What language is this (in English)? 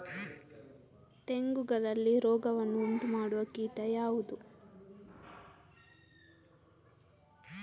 Kannada